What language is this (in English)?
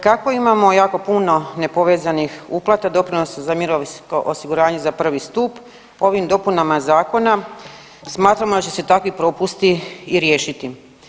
Croatian